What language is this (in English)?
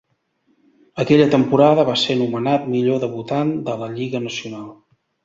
Catalan